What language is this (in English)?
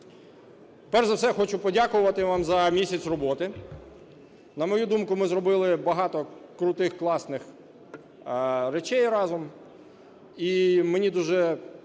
Ukrainian